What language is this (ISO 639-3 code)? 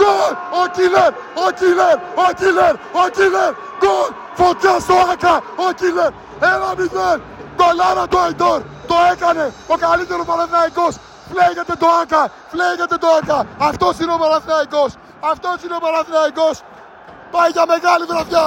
ell